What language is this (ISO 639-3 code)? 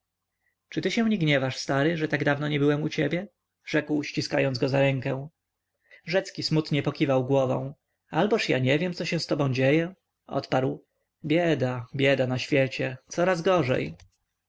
pol